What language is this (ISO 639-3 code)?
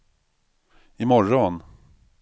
swe